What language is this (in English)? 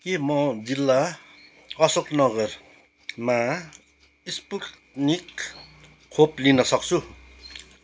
Nepali